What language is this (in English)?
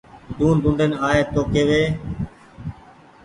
Goaria